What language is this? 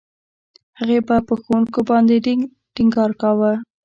Pashto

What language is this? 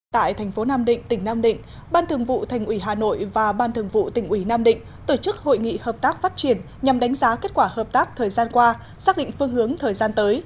Vietnamese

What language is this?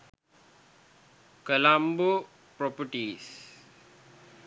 Sinhala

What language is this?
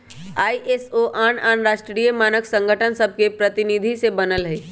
Magahi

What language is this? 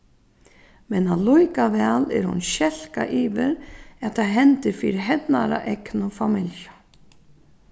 Faroese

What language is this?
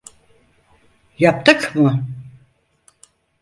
Turkish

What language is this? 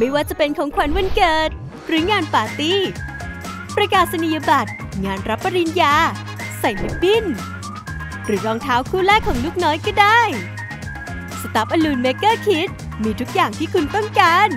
Thai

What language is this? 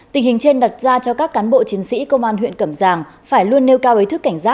Vietnamese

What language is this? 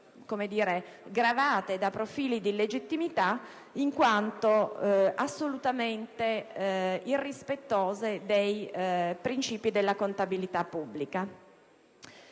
Italian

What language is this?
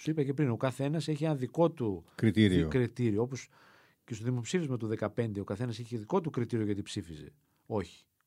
Greek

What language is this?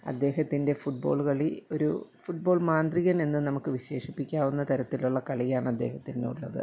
Malayalam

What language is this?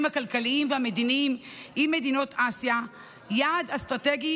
Hebrew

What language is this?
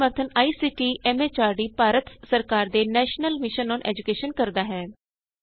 Punjabi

